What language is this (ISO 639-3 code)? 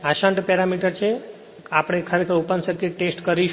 guj